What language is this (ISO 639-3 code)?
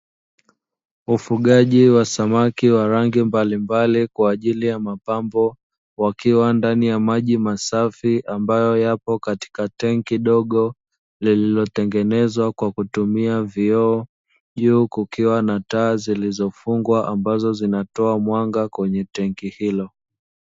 swa